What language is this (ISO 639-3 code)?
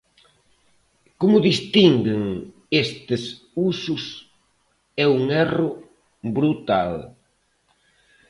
glg